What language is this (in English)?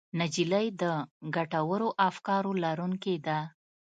Pashto